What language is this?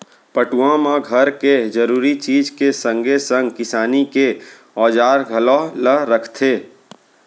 Chhattisgarhi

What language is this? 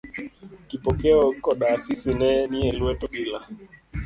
Luo (Kenya and Tanzania)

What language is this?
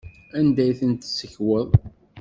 Kabyle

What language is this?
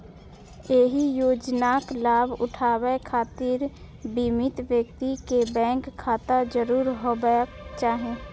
Maithili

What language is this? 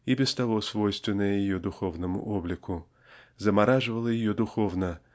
Russian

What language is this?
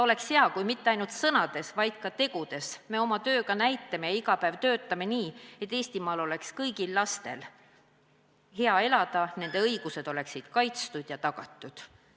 Estonian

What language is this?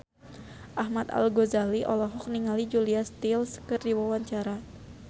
Sundanese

